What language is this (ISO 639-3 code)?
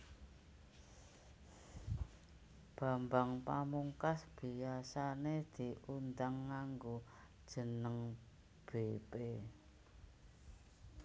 jav